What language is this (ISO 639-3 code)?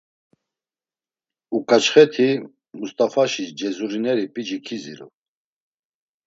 lzz